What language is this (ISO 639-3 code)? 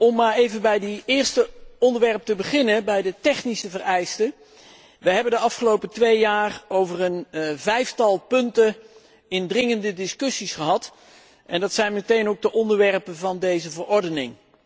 nld